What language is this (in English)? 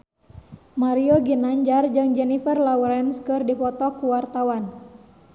Sundanese